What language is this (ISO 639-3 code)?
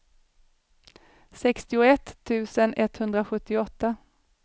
swe